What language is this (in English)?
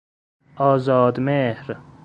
Persian